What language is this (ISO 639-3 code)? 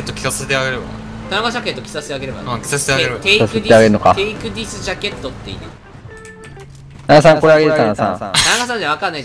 jpn